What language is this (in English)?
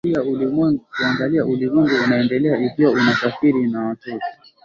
Swahili